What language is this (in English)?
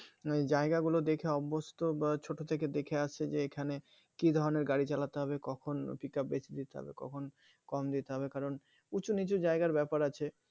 Bangla